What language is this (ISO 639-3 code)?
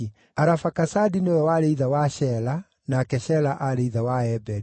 kik